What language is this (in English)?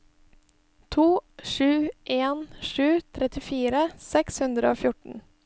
Norwegian